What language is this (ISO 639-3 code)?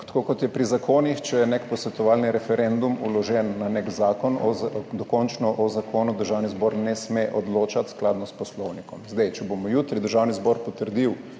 slv